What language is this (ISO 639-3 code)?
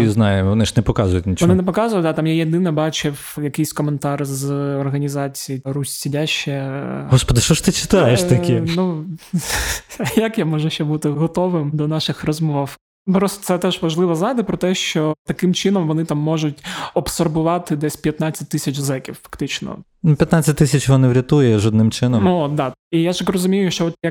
ukr